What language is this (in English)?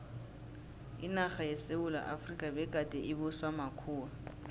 South Ndebele